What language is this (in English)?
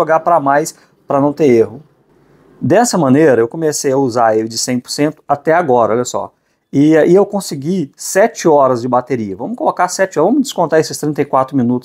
Portuguese